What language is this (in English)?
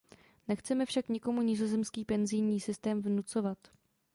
Czech